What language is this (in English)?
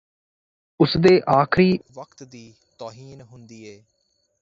Punjabi